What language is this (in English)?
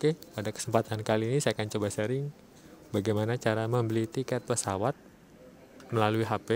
Indonesian